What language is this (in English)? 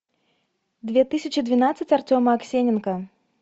Russian